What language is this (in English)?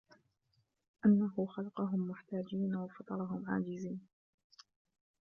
Arabic